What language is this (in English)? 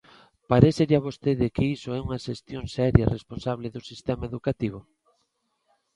Galician